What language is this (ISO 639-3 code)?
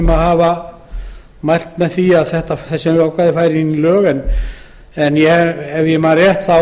isl